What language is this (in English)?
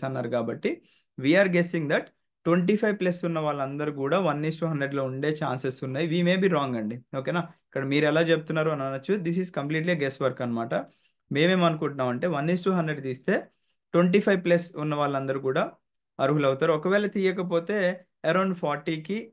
Telugu